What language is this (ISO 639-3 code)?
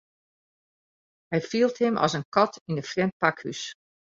fry